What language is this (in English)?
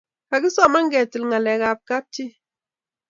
Kalenjin